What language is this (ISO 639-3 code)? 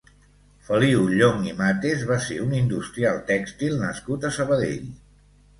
cat